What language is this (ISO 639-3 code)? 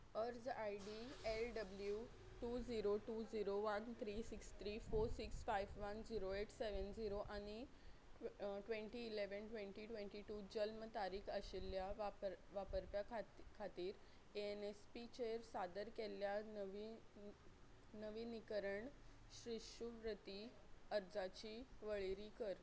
kok